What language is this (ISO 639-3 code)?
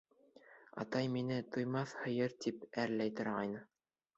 bak